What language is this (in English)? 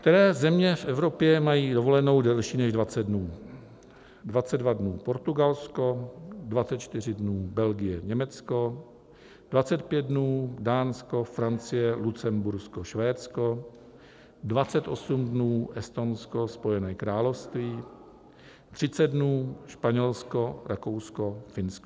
Czech